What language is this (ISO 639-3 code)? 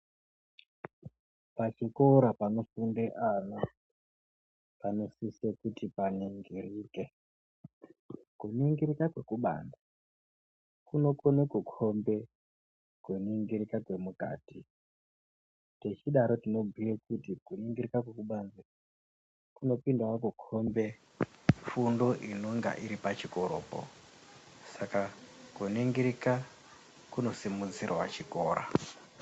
ndc